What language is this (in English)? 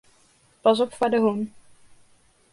Western Frisian